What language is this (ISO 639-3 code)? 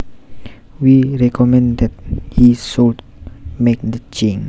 jav